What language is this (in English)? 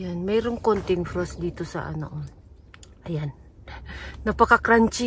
Filipino